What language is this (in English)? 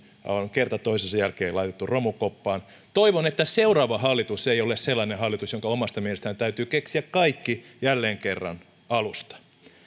Finnish